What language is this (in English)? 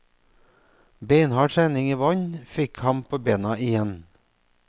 Norwegian